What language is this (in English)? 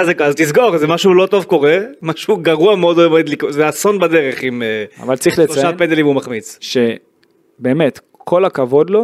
Hebrew